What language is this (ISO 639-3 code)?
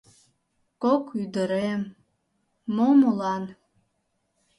chm